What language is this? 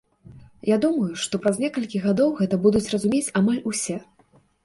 Belarusian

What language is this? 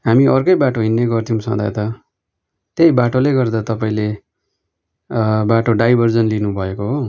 Nepali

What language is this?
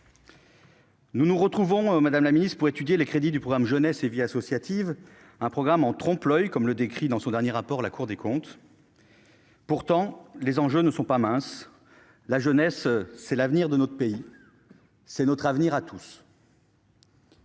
French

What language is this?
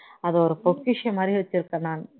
Tamil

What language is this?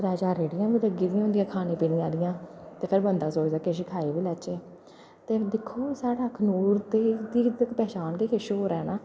Dogri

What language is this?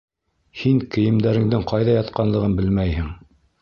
Bashkir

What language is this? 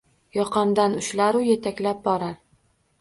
Uzbek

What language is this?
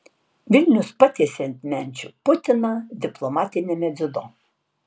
Lithuanian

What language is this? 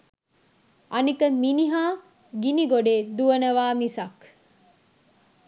Sinhala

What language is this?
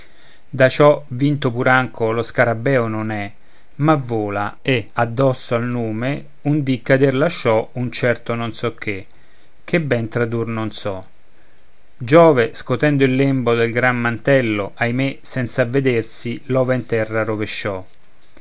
Italian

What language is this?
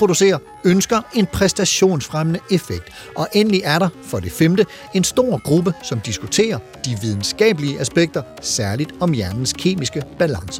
Danish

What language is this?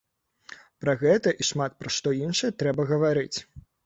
Belarusian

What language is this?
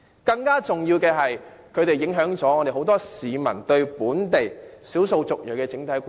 Cantonese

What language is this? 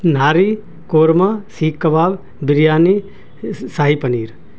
Urdu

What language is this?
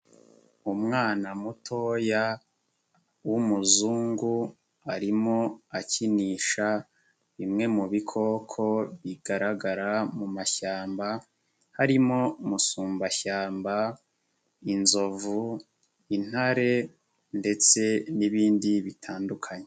Kinyarwanda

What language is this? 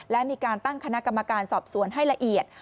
Thai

